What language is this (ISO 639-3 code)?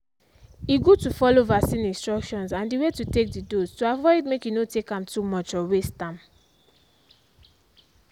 pcm